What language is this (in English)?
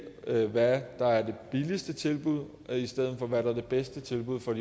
Danish